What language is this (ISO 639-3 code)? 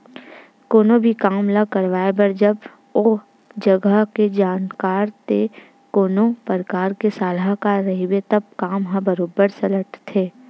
hne